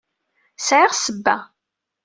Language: Kabyle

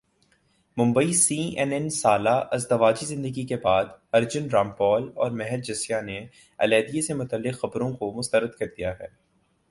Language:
Urdu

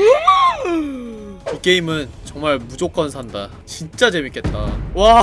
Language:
Korean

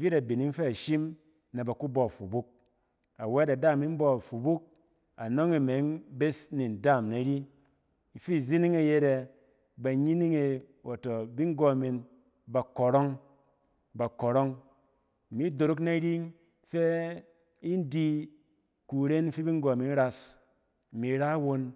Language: Cen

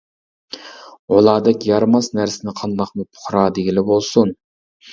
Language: Uyghur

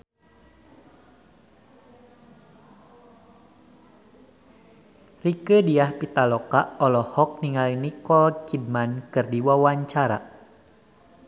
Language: Sundanese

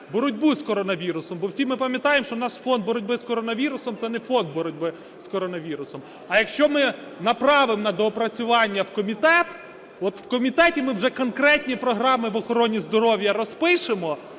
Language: Ukrainian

